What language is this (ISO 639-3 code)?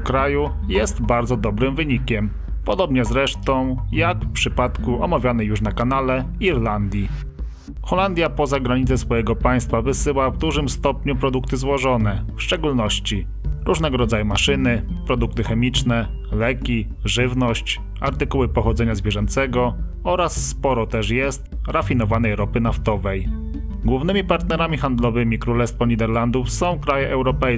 pol